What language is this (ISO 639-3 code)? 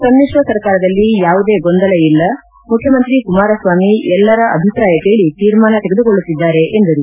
kan